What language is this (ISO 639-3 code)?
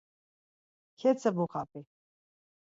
lzz